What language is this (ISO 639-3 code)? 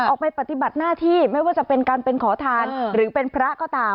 tha